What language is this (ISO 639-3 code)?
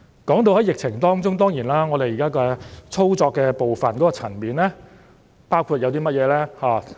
yue